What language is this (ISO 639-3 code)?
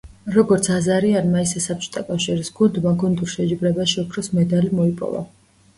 kat